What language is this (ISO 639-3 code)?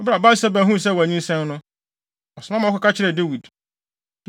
aka